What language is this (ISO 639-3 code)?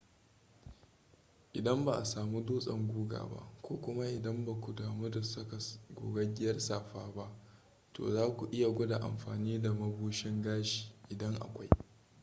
hau